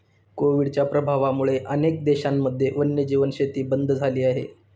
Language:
Marathi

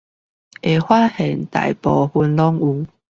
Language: Chinese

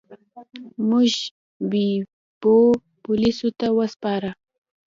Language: Pashto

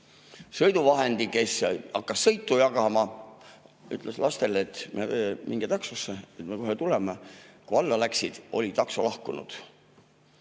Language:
Estonian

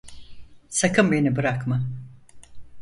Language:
Turkish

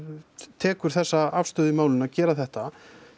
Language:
Icelandic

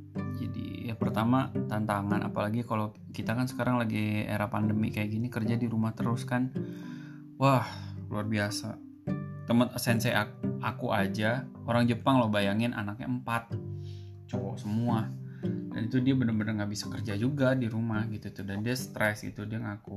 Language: Indonesian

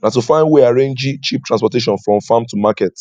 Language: Nigerian Pidgin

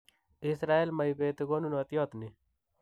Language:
Kalenjin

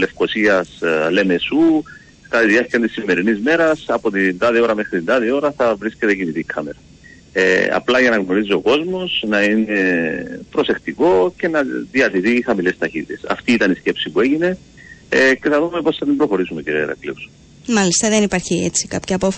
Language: Greek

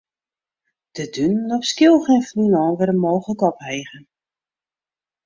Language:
Western Frisian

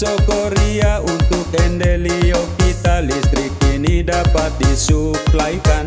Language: Indonesian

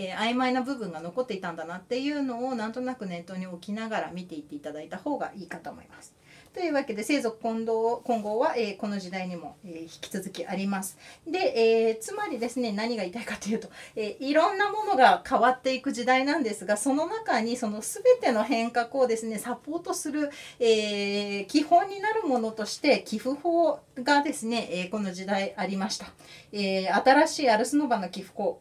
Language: Japanese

